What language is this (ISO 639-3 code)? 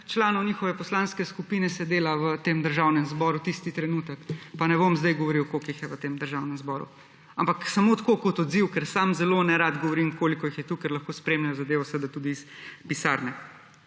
slv